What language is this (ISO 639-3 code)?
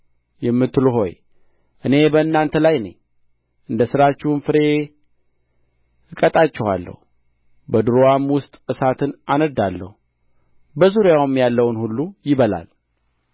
amh